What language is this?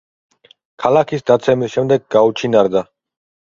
Georgian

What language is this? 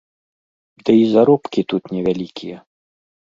Belarusian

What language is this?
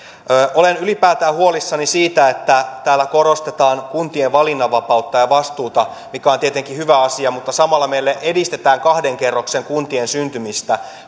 Finnish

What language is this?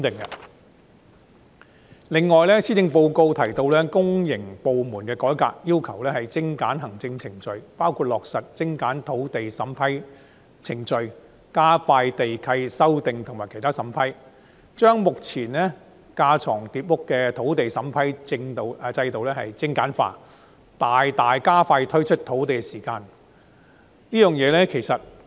Cantonese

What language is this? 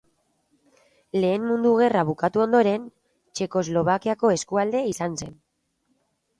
Basque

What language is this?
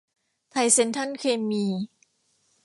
Thai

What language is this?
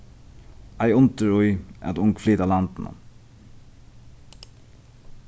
Faroese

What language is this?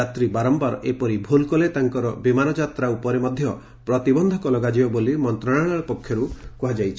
Odia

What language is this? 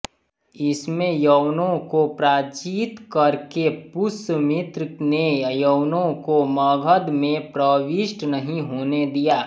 Hindi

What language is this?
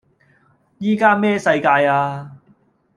Cantonese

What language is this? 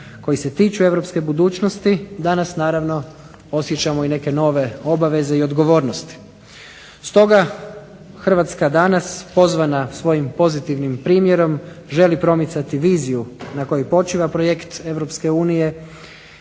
Croatian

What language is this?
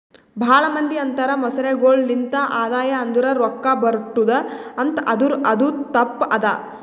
Kannada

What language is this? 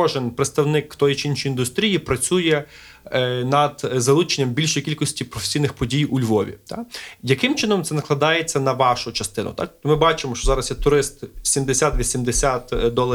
Ukrainian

